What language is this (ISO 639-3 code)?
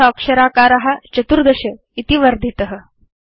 san